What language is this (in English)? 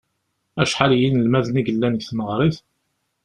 Kabyle